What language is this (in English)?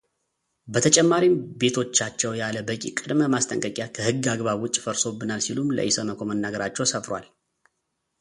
Amharic